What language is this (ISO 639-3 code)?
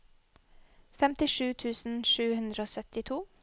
nor